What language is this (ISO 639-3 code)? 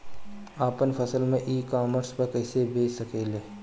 bho